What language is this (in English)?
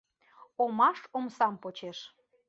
Mari